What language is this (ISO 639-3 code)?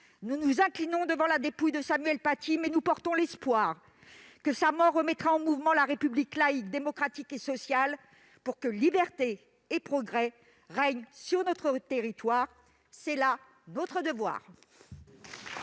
fra